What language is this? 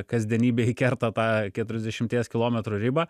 Lithuanian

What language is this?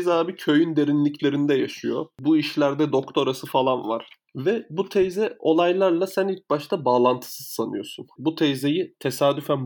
Turkish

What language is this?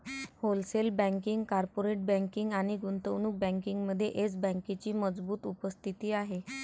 Marathi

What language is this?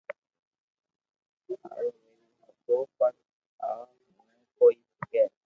Loarki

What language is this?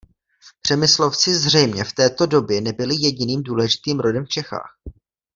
Czech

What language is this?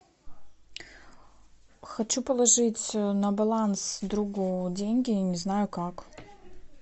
Russian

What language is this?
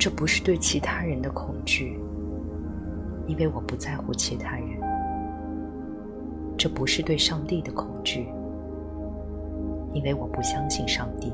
Chinese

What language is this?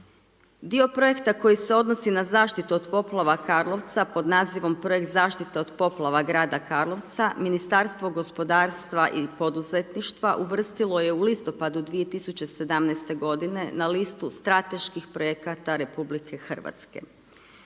Croatian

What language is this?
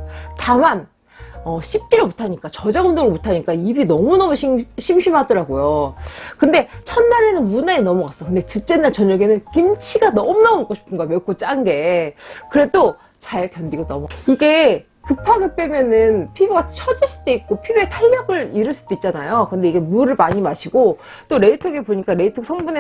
Korean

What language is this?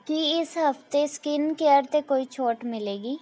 Punjabi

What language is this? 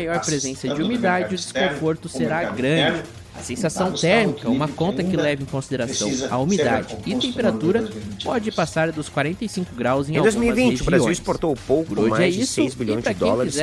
Portuguese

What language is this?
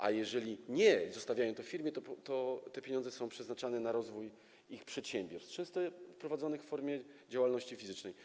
Polish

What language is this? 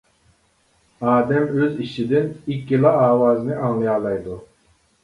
Uyghur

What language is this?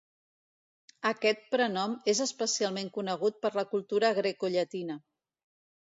Catalan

